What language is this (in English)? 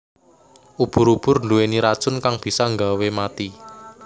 Javanese